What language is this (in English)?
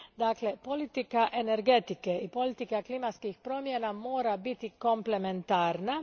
Croatian